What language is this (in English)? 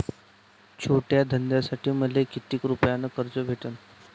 Marathi